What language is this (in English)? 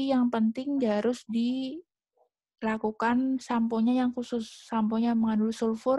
Indonesian